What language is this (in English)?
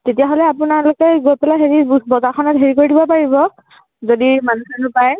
Assamese